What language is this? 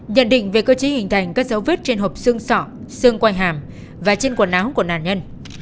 Vietnamese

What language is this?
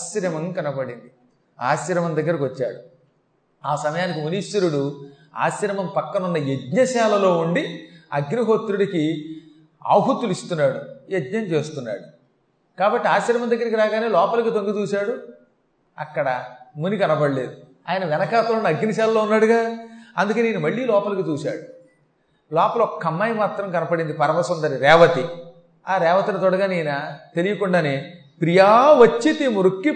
Telugu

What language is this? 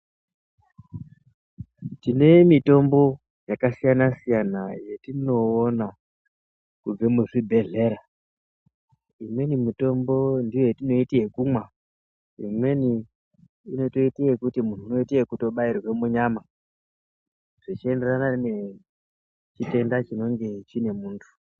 Ndau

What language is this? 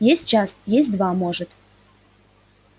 Russian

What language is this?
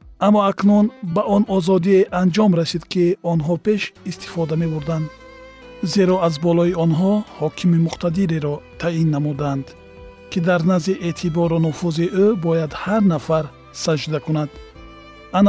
Persian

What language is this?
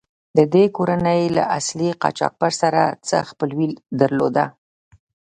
Pashto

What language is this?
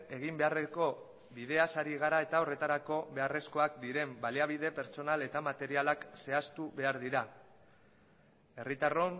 Basque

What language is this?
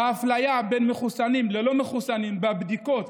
Hebrew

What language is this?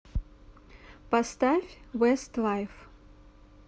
Russian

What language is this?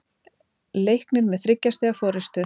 Icelandic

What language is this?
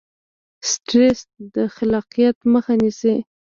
Pashto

